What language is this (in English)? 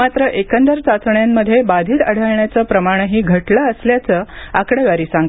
Marathi